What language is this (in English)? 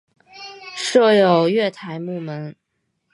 Chinese